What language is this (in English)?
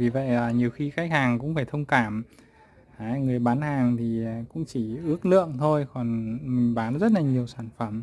Vietnamese